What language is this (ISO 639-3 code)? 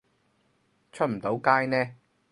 yue